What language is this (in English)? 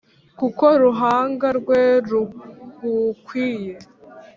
Kinyarwanda